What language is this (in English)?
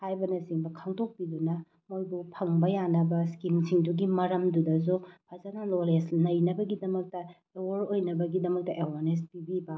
Manipuri